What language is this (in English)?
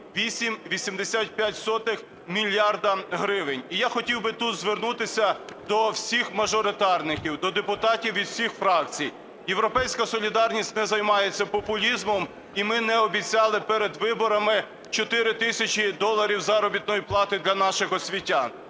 Ukrainian